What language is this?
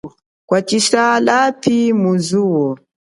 Chokwe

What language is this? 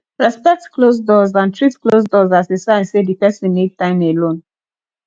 Nigerian Pidgin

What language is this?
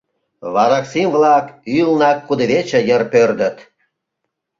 Mari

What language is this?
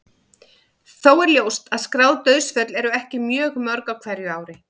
Icelandic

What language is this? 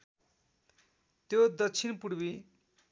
Nepali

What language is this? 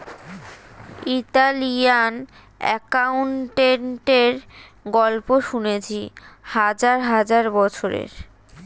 Bangla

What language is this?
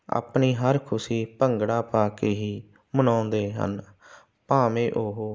Punjabi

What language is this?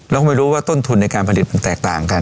Thai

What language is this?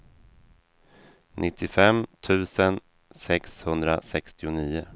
Swedish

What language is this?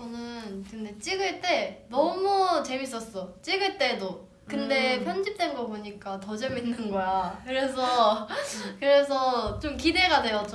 Korean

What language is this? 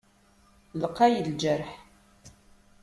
Kabyle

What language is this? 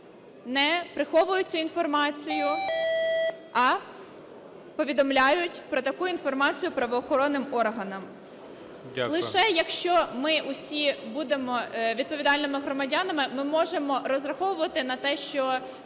Ukrainian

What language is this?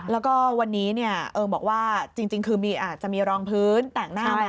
Thai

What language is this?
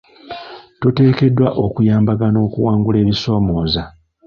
Ganda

